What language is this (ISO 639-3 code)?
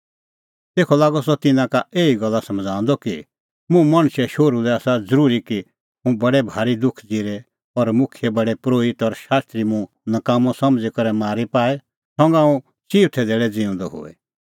kfx